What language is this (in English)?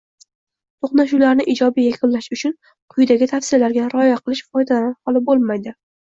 Uzbek